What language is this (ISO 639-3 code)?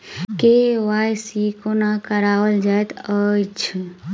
mai